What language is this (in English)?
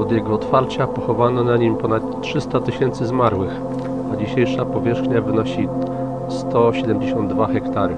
Polish